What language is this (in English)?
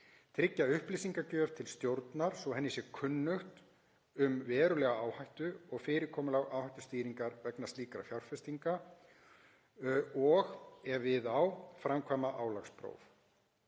Icelandic